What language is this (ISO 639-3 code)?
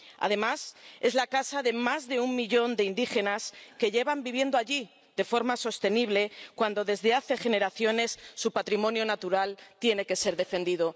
spa